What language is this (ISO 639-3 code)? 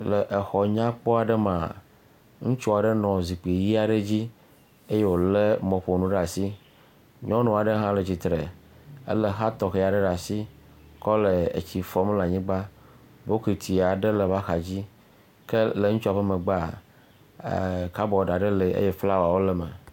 ewe